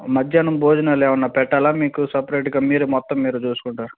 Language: Telugu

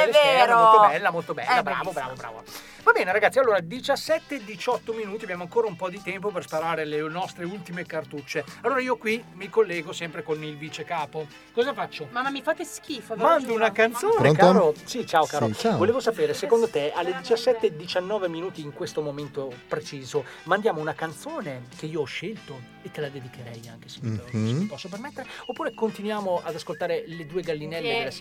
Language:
Italian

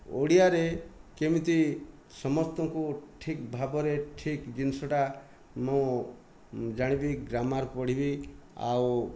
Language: Odia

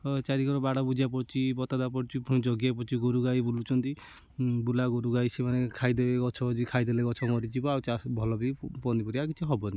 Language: Odia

